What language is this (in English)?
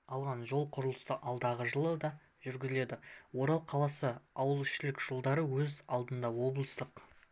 Kazakh